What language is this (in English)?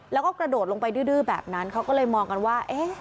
Thai